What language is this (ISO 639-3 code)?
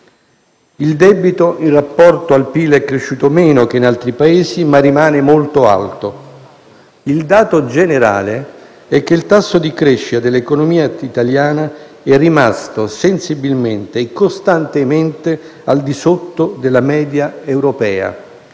ita